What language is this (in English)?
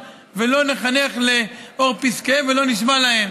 Hebrew